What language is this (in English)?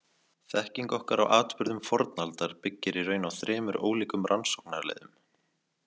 Icelandic